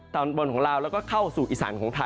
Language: Thai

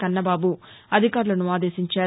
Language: Telugu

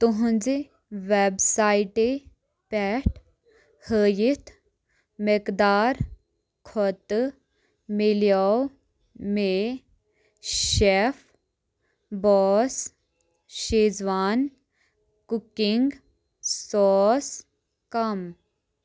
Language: Kashmiri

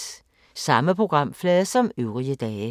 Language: Danish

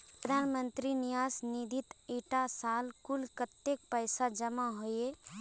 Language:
Magahi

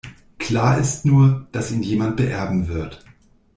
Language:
German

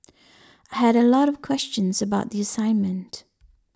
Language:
English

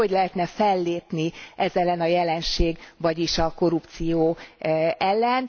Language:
Hungarian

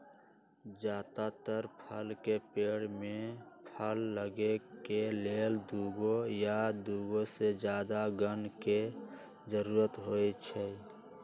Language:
Magahi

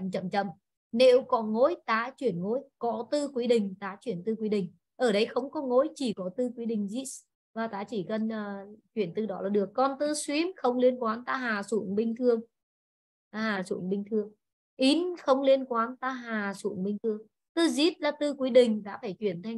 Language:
Vietnamese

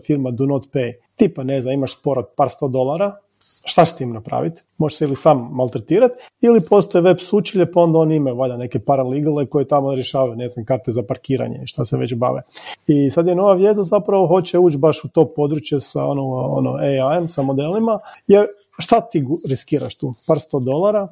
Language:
Croatian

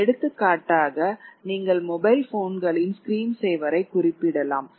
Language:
Tamil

